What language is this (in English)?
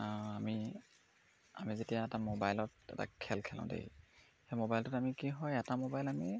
Assamese